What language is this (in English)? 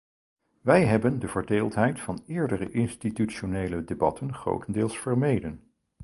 Dutch